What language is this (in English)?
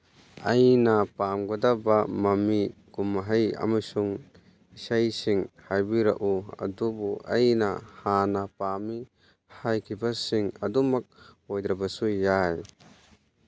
Manipuri